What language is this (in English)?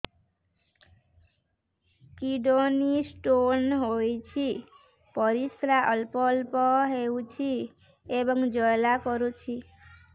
Odia